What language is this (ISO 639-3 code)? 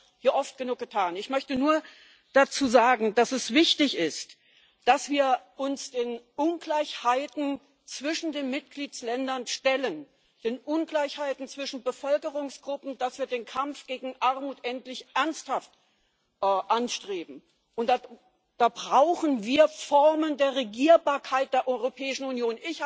deu